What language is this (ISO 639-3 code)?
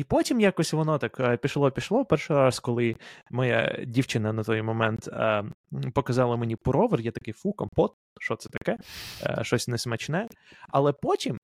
ukr